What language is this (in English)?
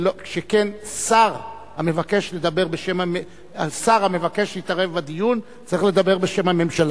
Hebrew